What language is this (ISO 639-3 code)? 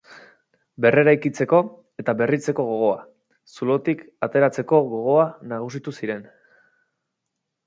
eus